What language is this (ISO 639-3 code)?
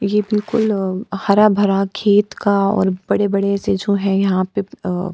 hin